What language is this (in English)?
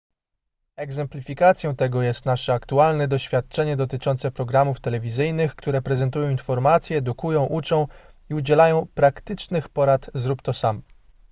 Polish